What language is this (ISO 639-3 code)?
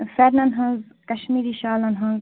kas